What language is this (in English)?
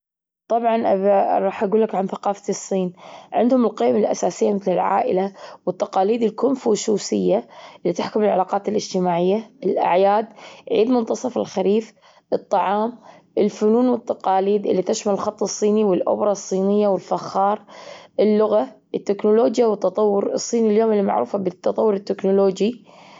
Gulf Arabic